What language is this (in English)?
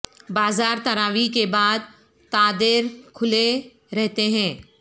Urdu